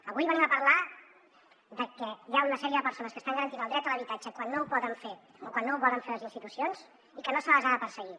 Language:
Catalan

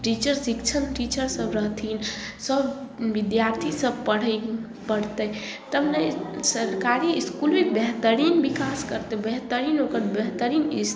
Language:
Maithili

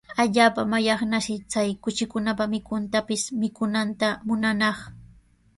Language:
Sihuas Ancash Quechua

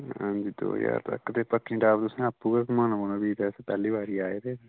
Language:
Dogri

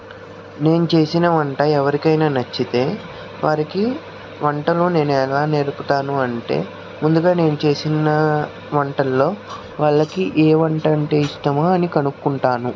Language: Telugu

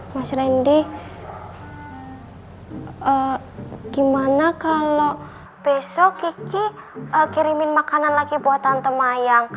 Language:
Indonesian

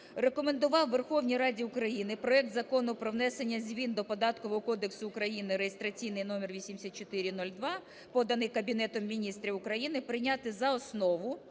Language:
Ukrainian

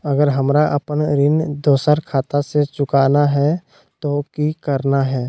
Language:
Magahi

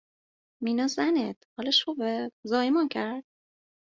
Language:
Persian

